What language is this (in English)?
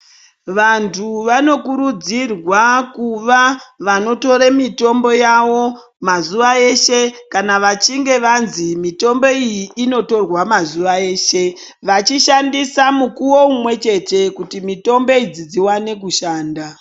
Ndau